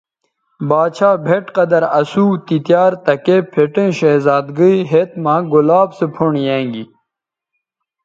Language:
Bateri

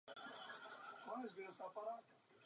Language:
Czech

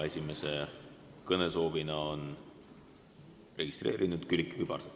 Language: Estonian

